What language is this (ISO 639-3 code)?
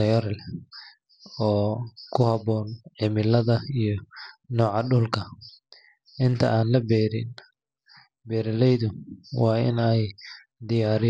som